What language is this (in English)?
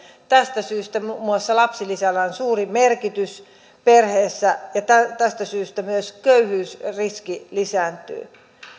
Finnish